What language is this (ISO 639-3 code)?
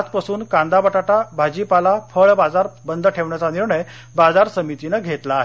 mar